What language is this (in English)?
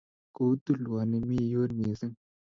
Kalenjin